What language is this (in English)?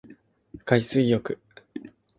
Japanese